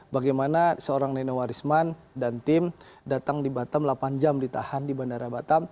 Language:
Indonesian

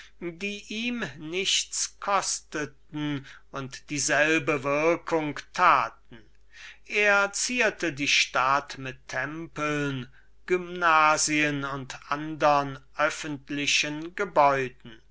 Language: German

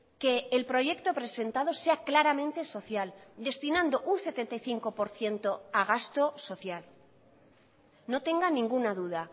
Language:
Spanish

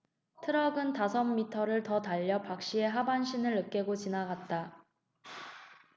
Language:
Korean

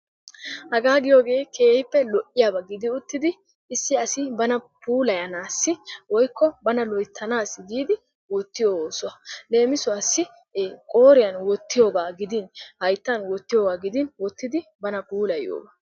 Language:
Wolaytta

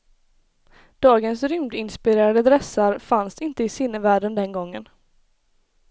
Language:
Swedish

